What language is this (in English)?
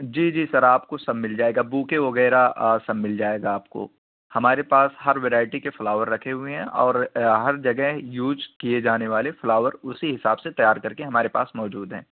Urdu